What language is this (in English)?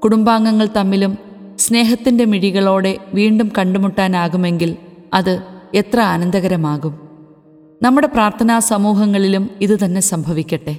Malayalam